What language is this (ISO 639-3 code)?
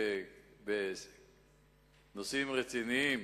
heb